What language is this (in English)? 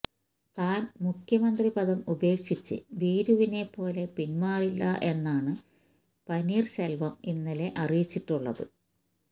Malayalam